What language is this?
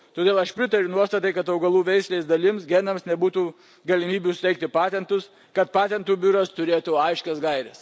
Lithuanian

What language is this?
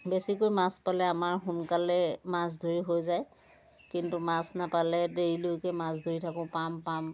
Assamese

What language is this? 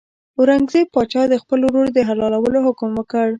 Pashto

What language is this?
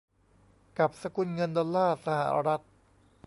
Thai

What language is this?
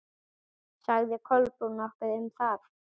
Icelandic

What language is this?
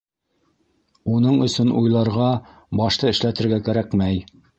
Bashkir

